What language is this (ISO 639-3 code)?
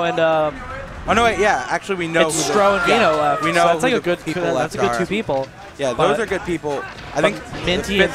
eng